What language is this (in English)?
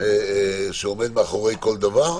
Hebrew